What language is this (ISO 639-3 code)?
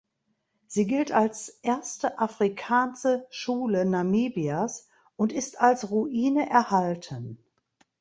deu